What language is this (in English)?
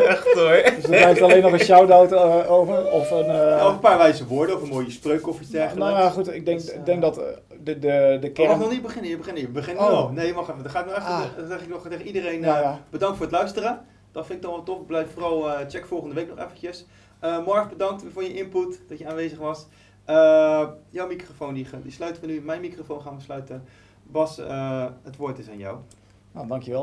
Dutch